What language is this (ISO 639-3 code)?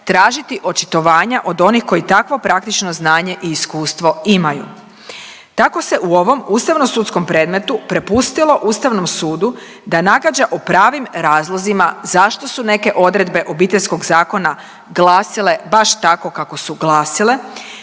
hrv